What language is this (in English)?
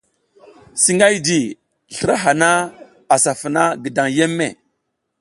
South Giziga